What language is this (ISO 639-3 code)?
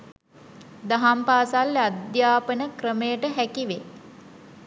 sin